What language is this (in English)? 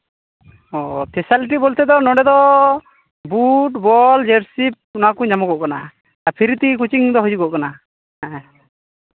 Santali